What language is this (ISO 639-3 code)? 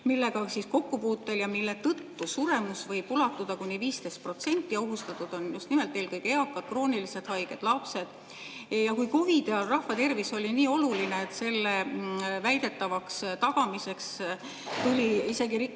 est